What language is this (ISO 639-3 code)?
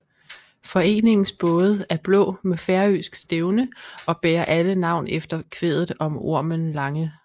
dan